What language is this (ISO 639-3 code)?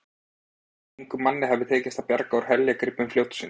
isl